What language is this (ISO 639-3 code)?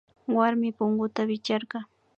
qvi